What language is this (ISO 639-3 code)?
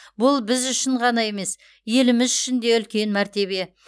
kaz